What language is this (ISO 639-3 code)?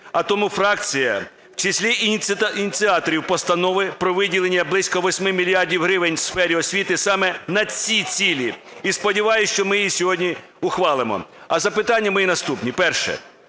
ukr